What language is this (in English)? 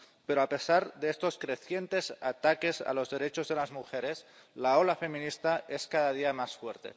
Spanish